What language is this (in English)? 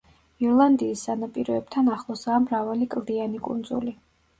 Georgian